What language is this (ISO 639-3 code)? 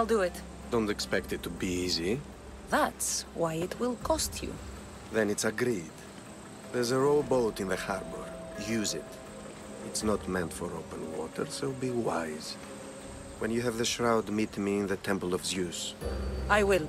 eng